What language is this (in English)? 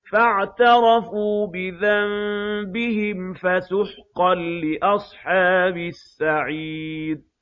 Arabic